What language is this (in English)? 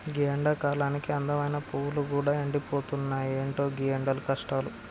Telugu